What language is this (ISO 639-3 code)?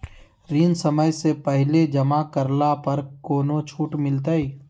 mag